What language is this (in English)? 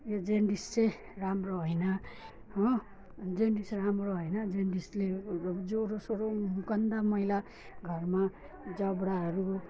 Nepali